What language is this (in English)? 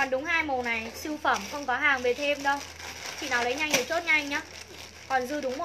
Vietnamese